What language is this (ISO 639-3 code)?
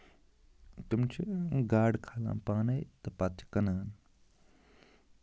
kas